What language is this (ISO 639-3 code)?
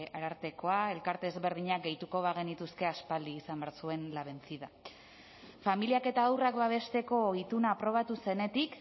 eus